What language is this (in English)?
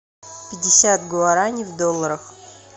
Russian